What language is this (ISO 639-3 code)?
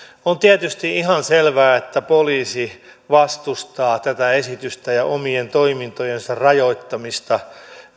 fin